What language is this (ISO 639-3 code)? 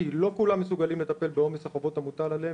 heb